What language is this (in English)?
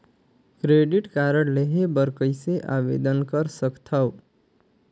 Chhattisgarhi